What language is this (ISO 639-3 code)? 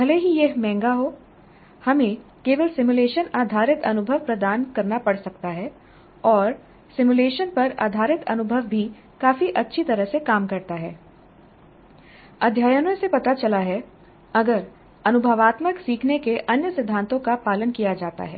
hin